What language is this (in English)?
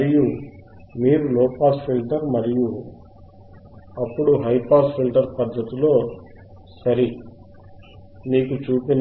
Telugu